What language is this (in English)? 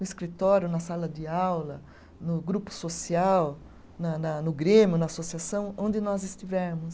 Portuguese